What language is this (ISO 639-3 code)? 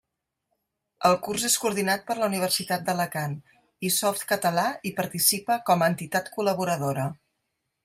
cat